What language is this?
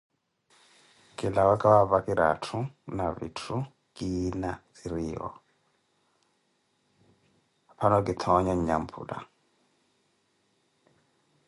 Koti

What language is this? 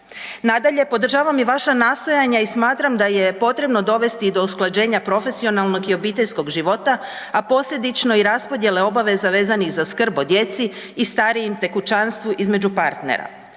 Croatian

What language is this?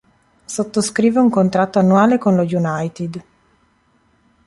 Italian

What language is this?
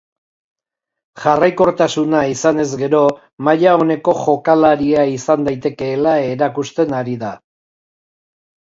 Basque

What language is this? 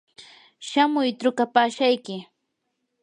Yanahuanca Pasco Quechua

